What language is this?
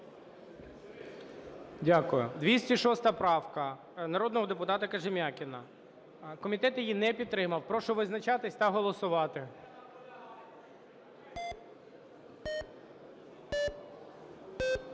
Ukrainian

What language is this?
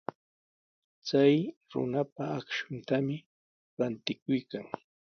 Sihuas Ancash Quechua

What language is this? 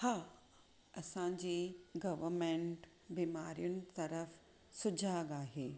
Sindhi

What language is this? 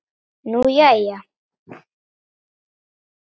Icelandic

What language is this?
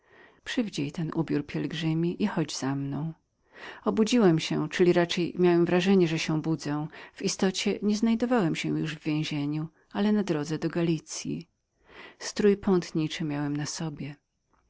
Polish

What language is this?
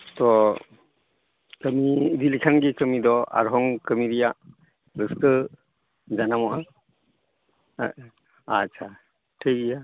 Santali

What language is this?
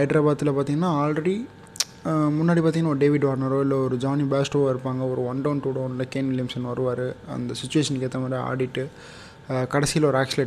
Tamil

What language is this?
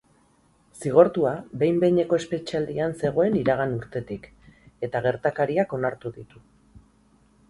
Basque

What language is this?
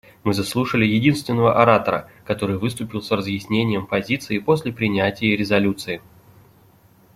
Russian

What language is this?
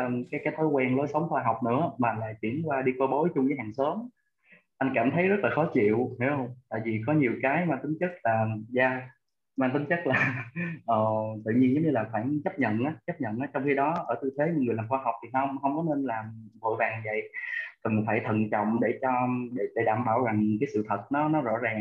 Vietnamese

